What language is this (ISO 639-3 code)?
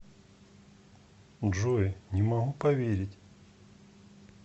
rus